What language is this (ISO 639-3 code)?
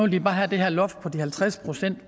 dan